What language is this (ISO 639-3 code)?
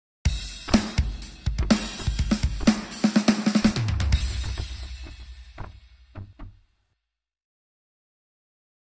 ind